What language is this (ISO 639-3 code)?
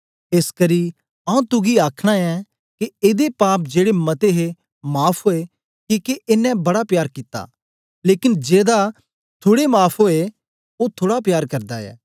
doi